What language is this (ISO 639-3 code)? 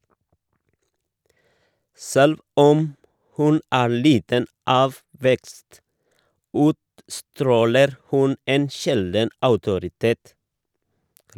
nor